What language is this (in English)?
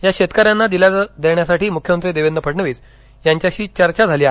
Marathi